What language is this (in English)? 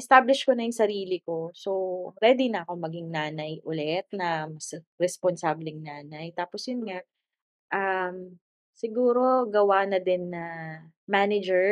Filipino